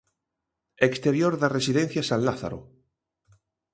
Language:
Galician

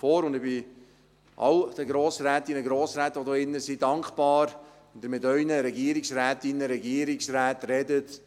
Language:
Swiss German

